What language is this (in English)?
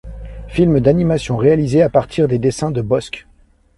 French